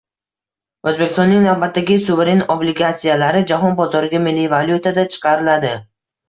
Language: Uzbek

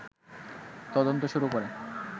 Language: Bangla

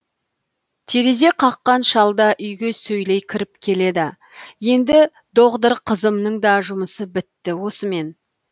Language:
Kazakh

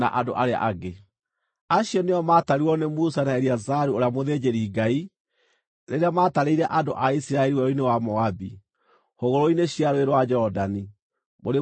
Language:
Kikuyu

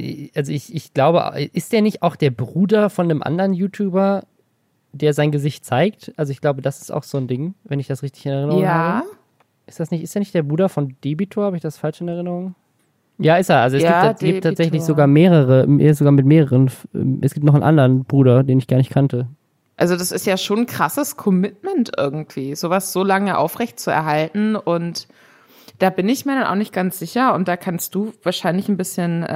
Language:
German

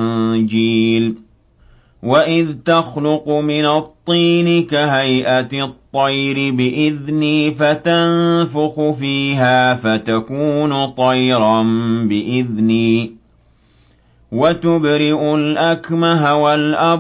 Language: Arabic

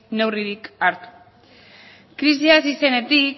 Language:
Basque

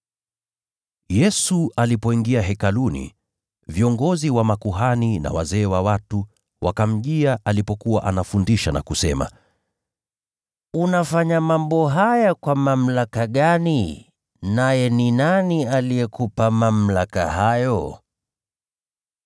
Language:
Swahili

